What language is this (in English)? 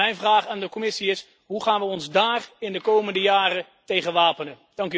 Dutch